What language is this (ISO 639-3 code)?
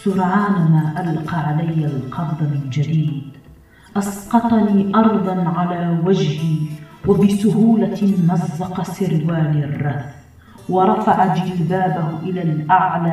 ara